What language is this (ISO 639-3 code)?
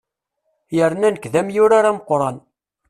kab